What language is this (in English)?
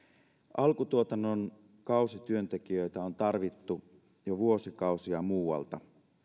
Finnish